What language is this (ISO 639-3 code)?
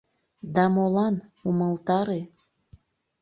chm